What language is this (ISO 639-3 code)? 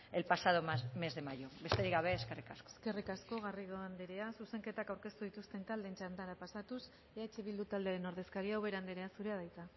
eus